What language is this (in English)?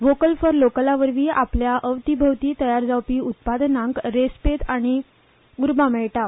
Konkani